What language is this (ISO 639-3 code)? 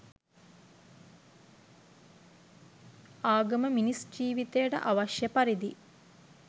sin